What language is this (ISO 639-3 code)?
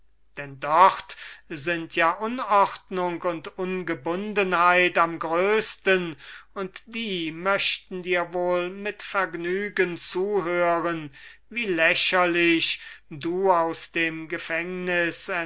deu